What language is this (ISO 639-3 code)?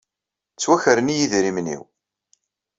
kab